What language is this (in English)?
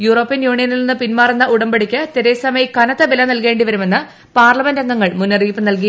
Malayalam